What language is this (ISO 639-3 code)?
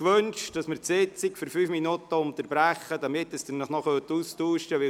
gsw